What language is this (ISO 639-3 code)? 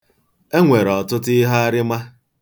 ibo